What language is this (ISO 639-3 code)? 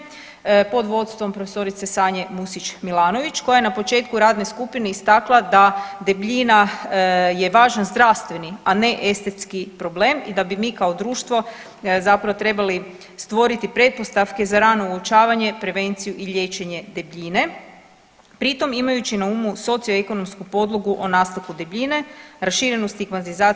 hrv